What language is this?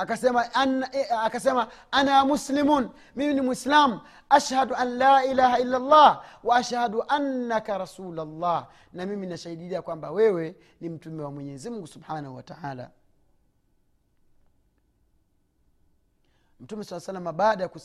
Swahili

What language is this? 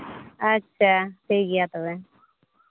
Santali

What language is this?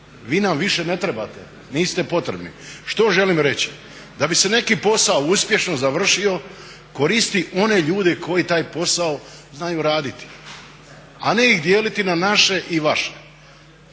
Croatian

